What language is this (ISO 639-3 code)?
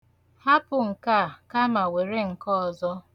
ibo